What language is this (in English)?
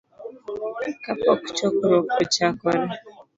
Luo (Kenya and Tanzania)